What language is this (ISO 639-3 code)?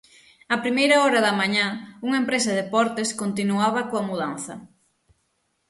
glg